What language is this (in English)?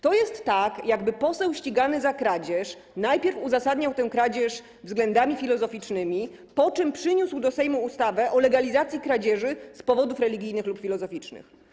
Polish